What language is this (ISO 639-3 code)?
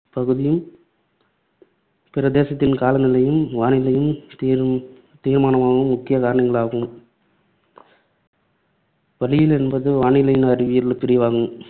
tam